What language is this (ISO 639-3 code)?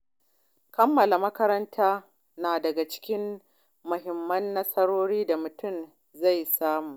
hau